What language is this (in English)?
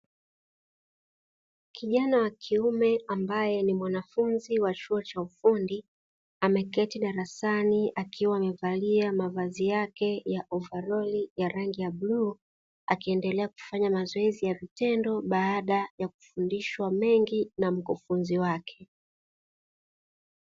Swahili